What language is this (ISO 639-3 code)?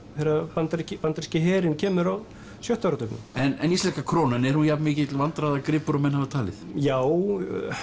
isl